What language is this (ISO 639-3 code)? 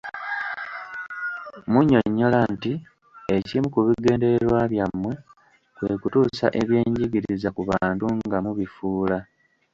lug